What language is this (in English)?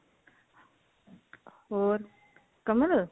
Punjabi